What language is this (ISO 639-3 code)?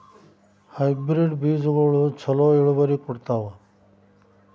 kan